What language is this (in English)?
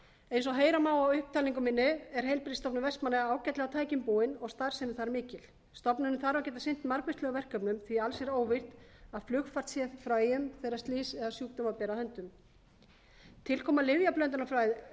Icelandic